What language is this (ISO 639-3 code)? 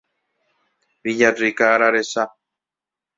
grn